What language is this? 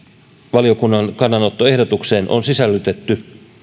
Finnish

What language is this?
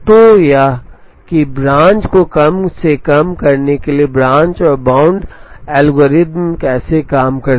Hindi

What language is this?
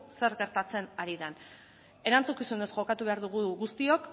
Basque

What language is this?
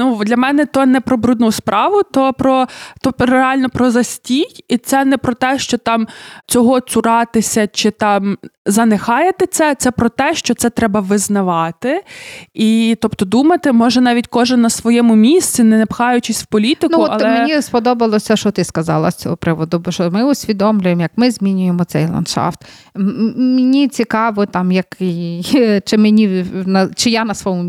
Ukrainian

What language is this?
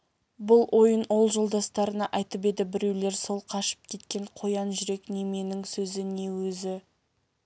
Kazakh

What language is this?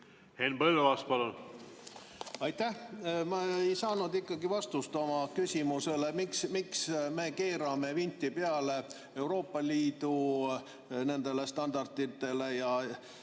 Estonian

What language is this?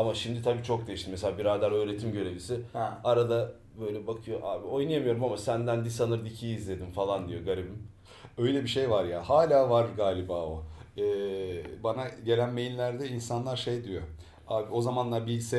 Turkish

